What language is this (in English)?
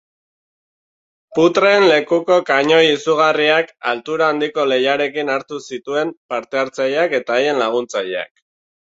Basque